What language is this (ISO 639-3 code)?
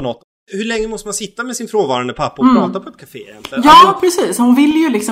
swe